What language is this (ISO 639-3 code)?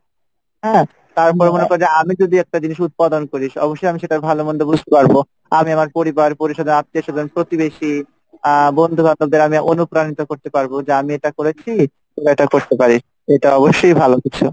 ben